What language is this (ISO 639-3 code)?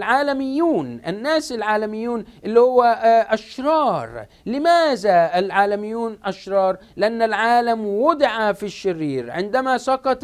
ara